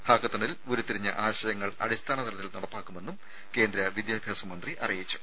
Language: Malayalam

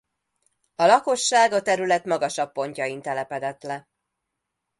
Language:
Hungarian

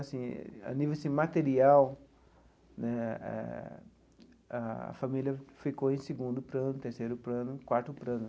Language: Portuguese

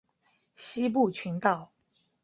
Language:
Chinese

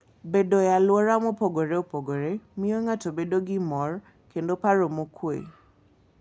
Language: Luo (Kenya and Tanzania)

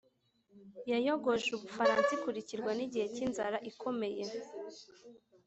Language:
Kinyarwanda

